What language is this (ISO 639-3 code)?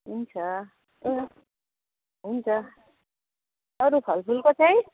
nep